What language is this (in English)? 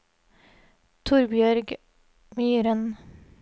Norwegian